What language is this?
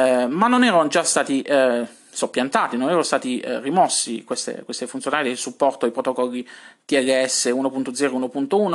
Italian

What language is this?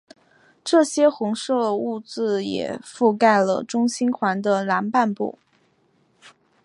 Chinese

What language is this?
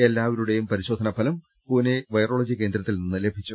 Malayalam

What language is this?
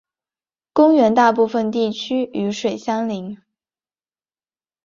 Chinese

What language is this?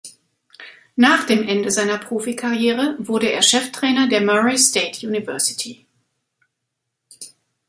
German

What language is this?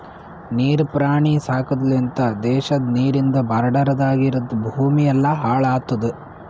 Kannada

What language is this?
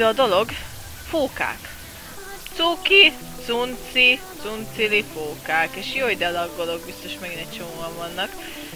Hungarian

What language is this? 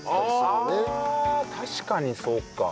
Japanese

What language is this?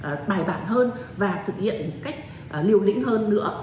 Vietnamese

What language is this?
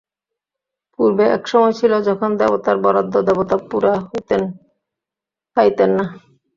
Bangla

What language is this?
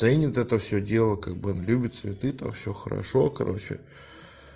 Russian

